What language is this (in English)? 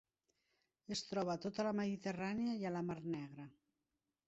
Catalan